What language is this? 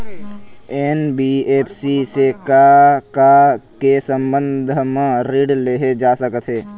Chhattisgarhi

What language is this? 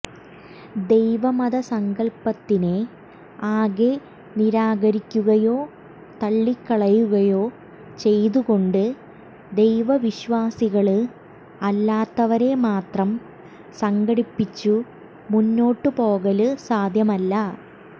Malayalam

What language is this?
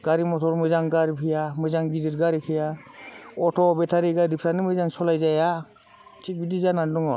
Bodo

